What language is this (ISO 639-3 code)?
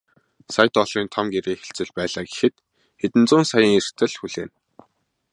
mon